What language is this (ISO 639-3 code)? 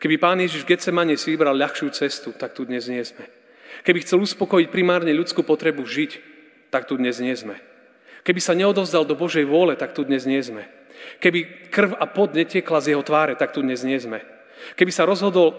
slk